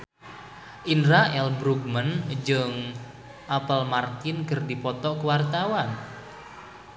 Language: Sundanese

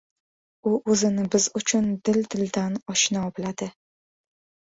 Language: Uzbek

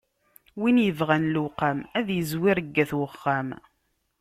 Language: Kabyle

